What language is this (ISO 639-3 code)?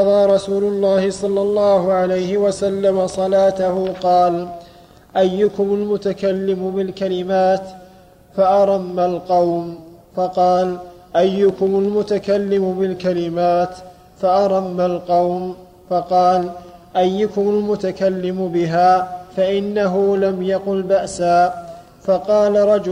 ara